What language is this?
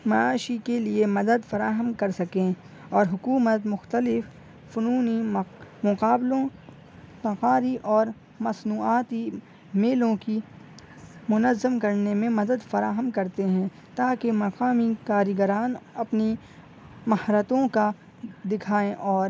Urdu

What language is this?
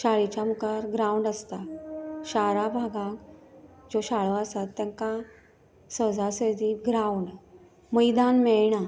Konkani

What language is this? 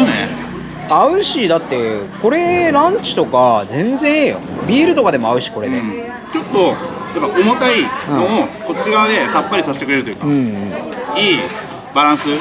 Japanese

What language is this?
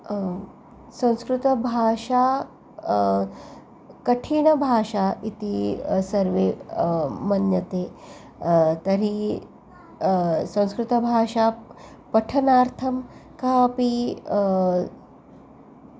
Sanskrit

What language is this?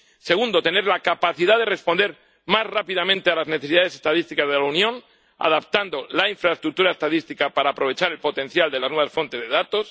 Spanish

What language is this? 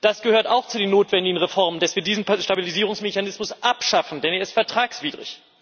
German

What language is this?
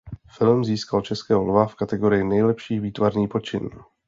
Czech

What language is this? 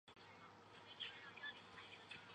Chinese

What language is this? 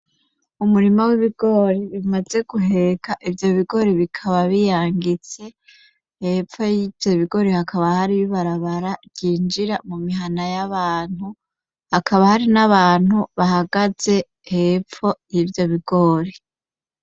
Rundi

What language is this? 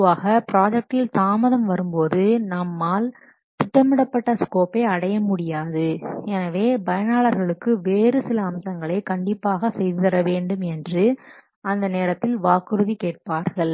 Tamil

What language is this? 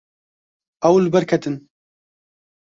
Kurdish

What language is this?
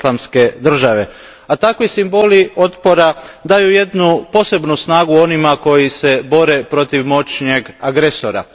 Croatian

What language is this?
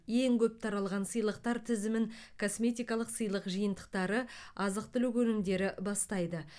Kazakh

